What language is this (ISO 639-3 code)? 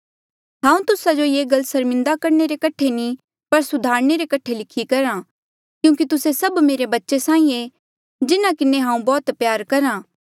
mjl